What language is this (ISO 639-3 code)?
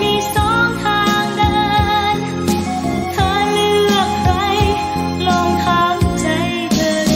tha